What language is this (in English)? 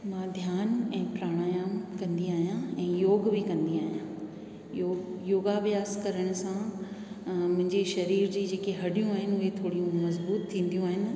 Sindhi